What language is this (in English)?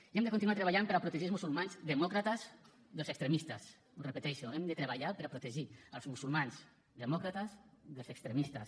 Catalan